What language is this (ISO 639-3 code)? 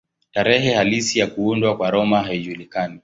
swa